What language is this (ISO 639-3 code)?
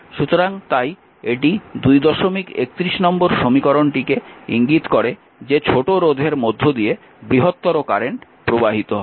ben